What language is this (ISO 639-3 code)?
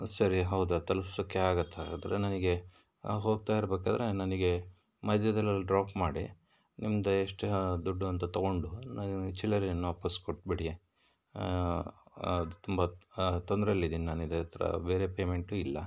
kan